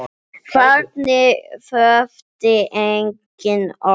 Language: Icelandic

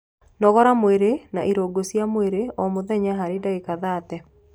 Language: Kikuyu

